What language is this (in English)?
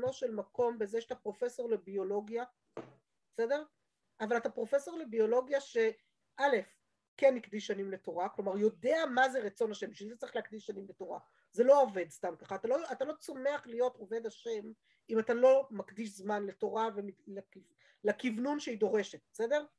Hebrew